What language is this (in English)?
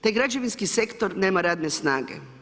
Croatian